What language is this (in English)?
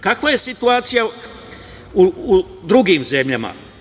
Serbian